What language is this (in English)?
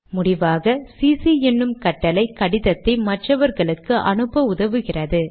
Tamil